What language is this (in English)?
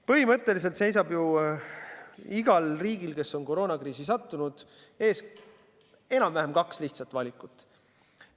Estonian